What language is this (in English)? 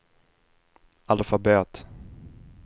Swedish